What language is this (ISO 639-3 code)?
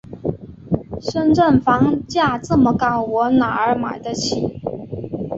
zho